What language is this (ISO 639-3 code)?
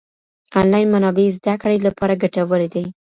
pus